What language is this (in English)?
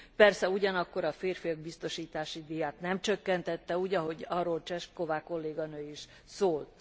Hungarian